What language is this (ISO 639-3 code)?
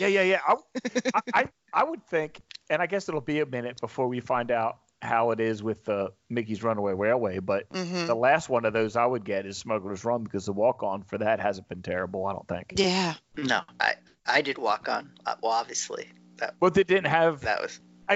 eng